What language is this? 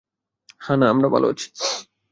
Bangla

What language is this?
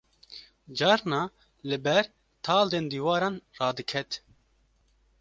Kurdish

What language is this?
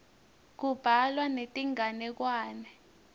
Swati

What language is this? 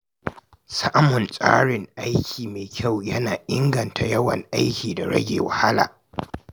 Hausa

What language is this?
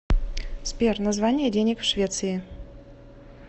Russian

